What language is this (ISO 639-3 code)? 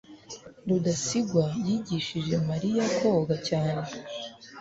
kin